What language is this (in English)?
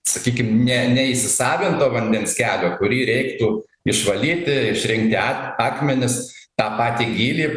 Lithuanian